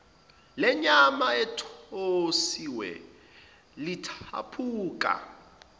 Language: Zulu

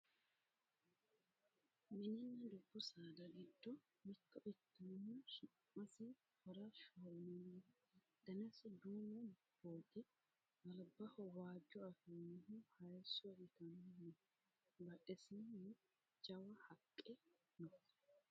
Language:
Sidamo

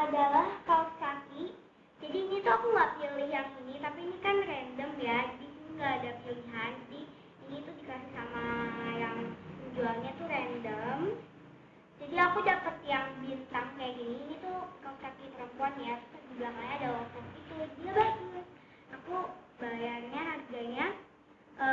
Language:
Indonesian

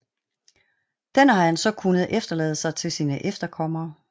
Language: Danish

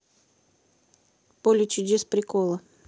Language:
Russian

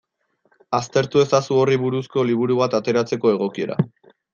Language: Basque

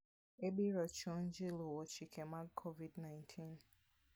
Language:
Luo (Kenya and Tanzania)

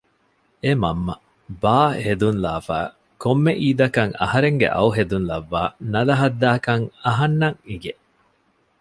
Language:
Divehi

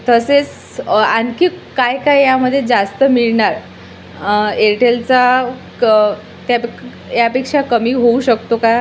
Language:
Marathi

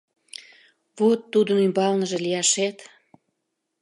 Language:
Mari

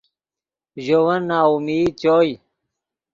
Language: Yidgha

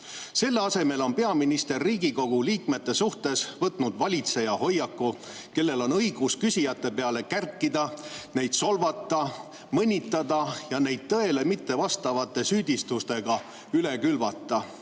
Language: Estonian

